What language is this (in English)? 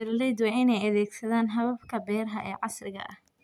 Somali